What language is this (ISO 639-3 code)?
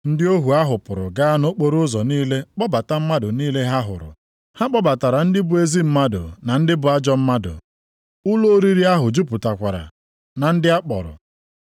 ibo